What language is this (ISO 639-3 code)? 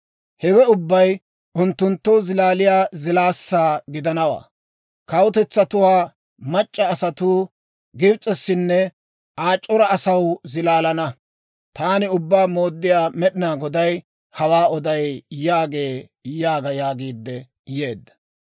dwr